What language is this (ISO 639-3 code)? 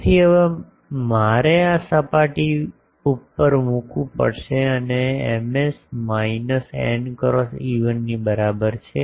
guj